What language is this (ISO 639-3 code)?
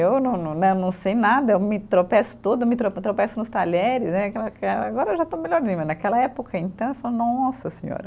por